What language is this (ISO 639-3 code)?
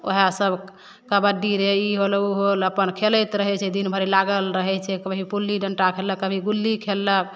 mai